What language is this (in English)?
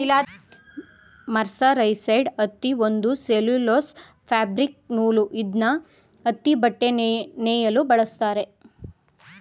Kannada